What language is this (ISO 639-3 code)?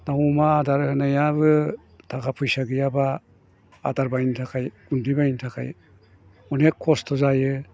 brx